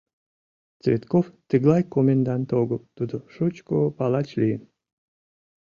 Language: Mari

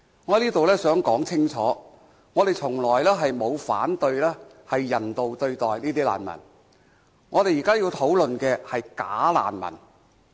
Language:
Cantonese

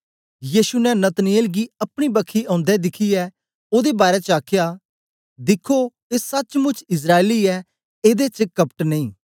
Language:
Dogri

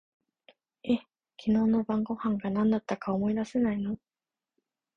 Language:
Japanese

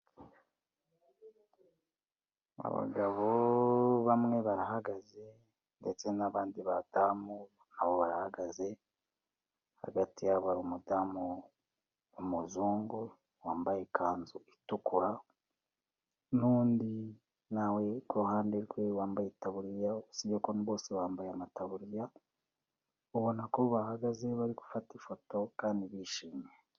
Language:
Kinyarwanda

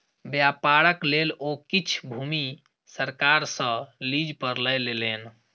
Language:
Maithili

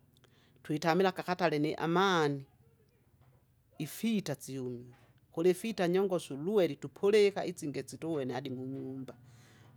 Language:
Kinga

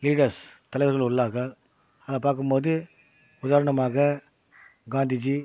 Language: Tamil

